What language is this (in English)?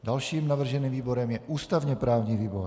Czech